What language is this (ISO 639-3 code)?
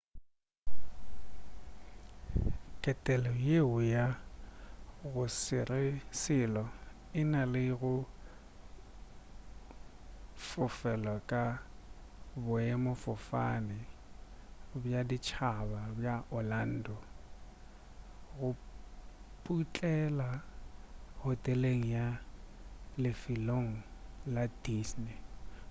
nso